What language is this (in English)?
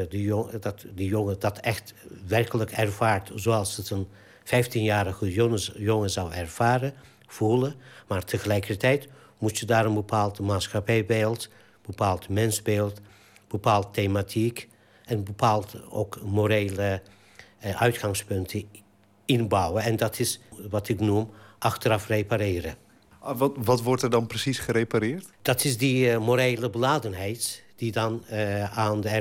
Dutch